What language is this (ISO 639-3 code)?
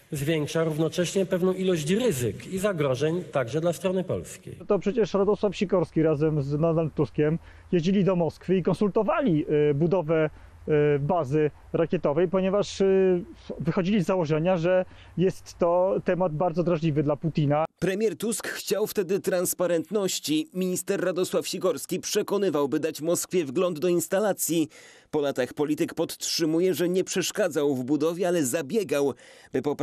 pol